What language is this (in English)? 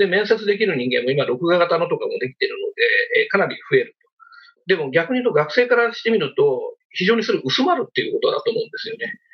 Japanese